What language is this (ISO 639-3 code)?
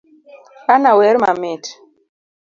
luo